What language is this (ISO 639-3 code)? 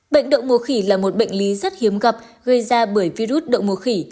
vie